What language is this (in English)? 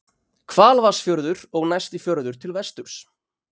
Icelandic